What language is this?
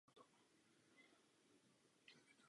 Czech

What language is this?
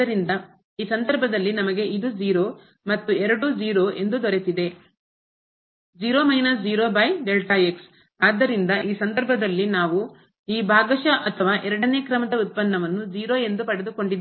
Kannada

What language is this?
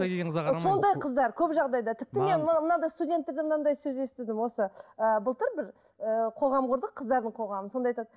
Kazakh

